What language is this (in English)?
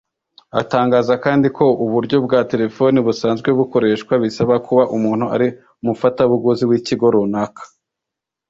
Kinyarwanda